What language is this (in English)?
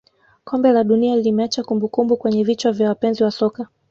Swahili